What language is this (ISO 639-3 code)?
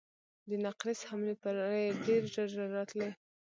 pus